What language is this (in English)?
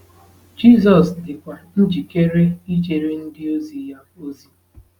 Igbo